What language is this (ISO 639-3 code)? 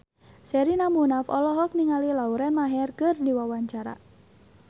sun